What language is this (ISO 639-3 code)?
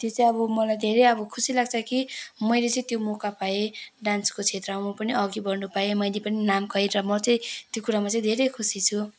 nep